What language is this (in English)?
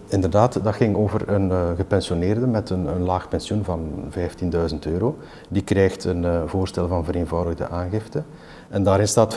Dutch